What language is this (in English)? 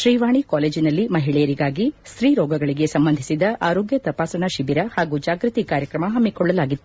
Kannada